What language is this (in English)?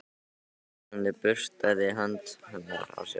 Icelandic